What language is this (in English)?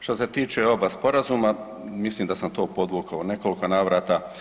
Croatian